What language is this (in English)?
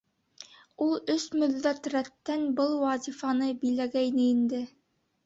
Bashkir